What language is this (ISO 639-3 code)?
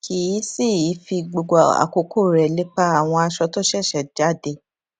yor